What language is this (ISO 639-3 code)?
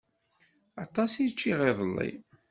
kab